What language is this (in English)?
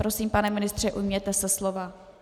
Czech